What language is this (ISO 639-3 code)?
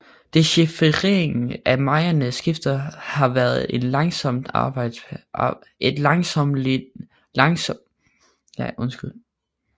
dan